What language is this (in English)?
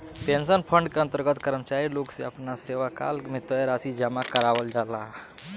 Bhojpuri